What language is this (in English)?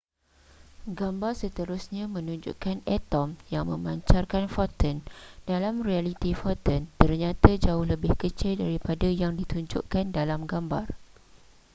Malay